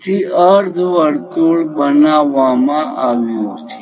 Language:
Gujarati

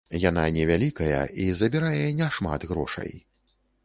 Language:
Belarusian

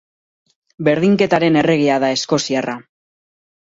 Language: Basque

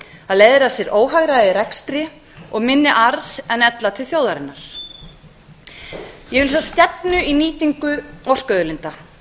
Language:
Icelandic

